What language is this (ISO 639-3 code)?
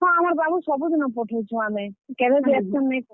ori